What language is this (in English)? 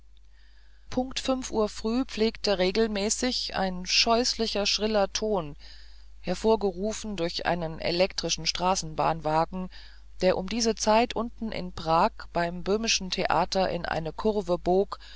German